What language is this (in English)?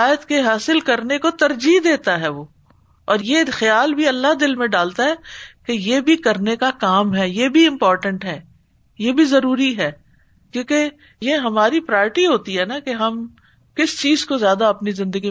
Urdu